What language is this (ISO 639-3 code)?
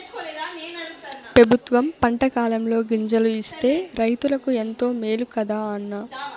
tel